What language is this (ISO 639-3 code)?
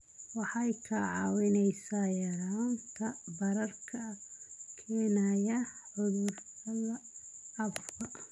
som